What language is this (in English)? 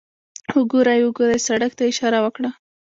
Pashto